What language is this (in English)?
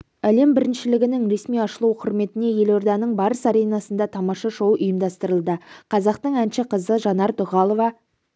Kazakh